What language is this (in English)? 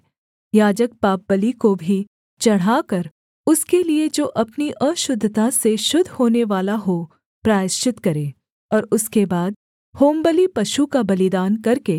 Hindi